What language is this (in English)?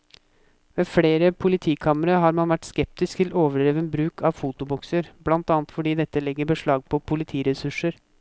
Norwegian